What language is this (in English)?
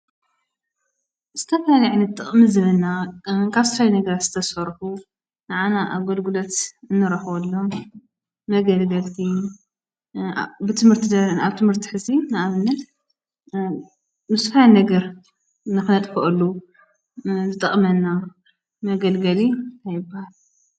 Tigrinya